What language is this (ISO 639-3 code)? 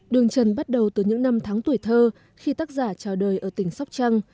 vie